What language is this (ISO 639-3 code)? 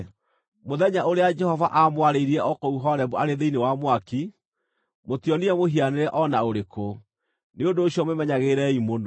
kik